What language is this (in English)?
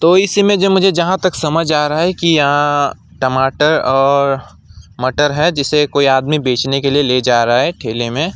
Hindi